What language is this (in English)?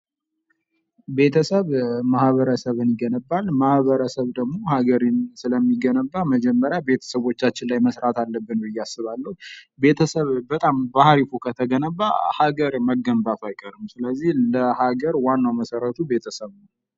Amharic